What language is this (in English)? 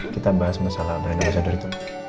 Indonesian